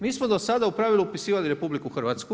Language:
Croatian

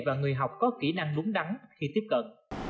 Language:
Vietnamese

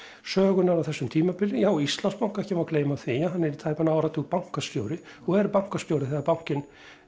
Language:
Icelandic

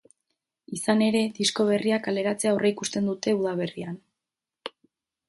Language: Basque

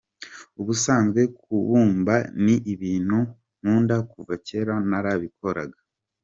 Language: Kinyarwanda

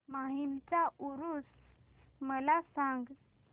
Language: Marathi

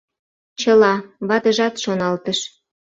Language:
Mari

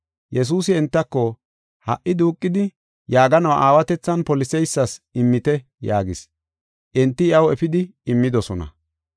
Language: Gofa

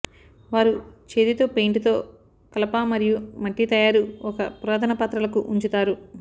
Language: Telugu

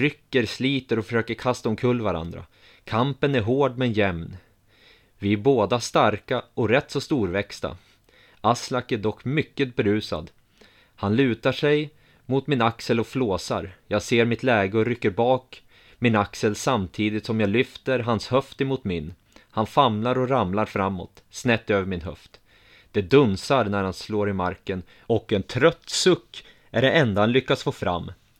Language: Swedish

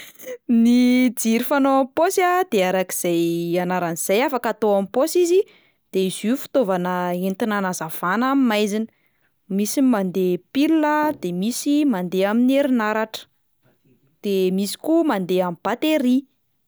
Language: Malagasy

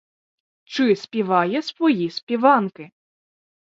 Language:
Ukrainian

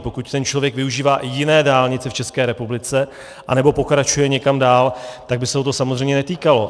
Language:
Czech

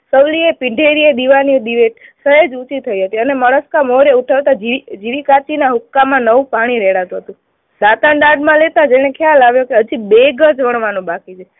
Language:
Gujarati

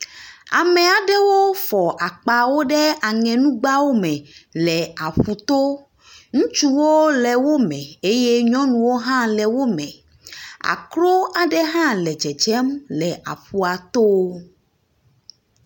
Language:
Ewe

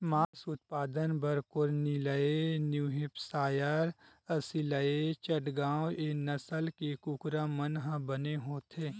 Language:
Chhattisgarhi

